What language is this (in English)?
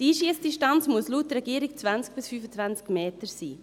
Swiss German